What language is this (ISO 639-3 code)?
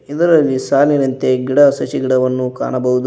kan